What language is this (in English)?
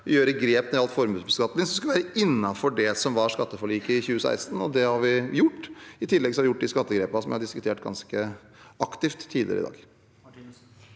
Norwegian